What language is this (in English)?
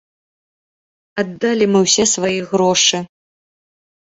Belarusian